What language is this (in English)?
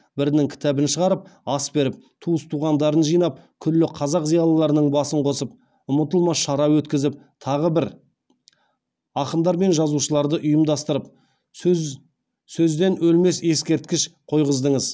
Kazakh